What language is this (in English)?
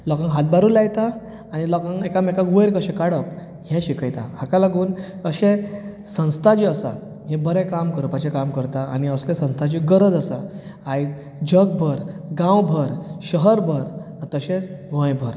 Konkani